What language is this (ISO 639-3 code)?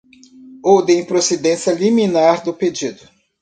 por